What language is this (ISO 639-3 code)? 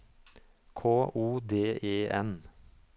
nor